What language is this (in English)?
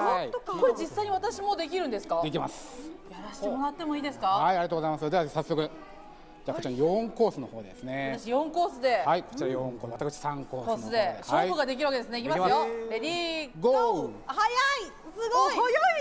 Japanese